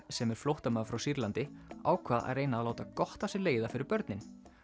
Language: Icelandic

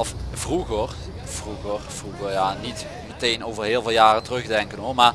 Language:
Dutch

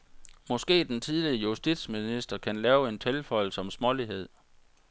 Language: Danish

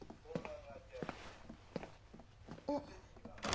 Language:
Japanese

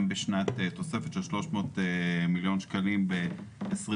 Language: Hebrew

